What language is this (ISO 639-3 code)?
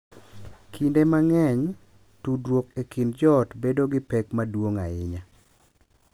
luo